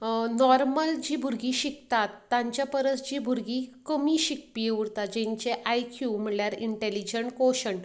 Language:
Konkani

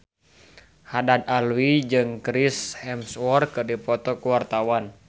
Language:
Sundanese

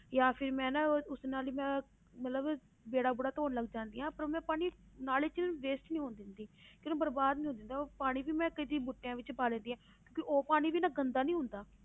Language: Punjabi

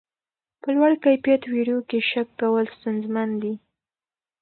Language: Pashto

